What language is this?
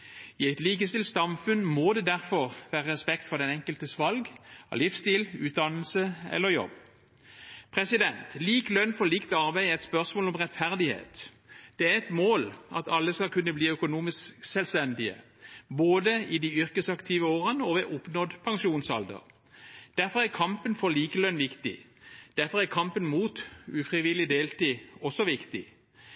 Norwegian Bokmål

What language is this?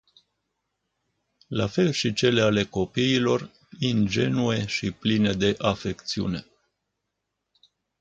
Romanian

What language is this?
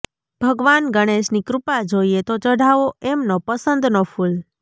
Gujarati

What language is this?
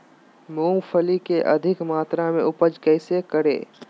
Magahi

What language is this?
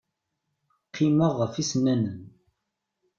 Kabyle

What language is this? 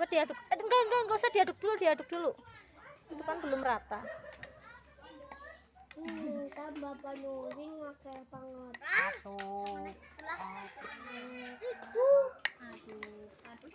Indonesian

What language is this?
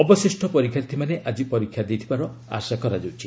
Odia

